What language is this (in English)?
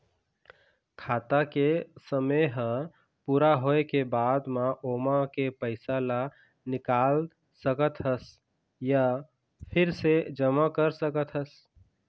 Chhattisgarhi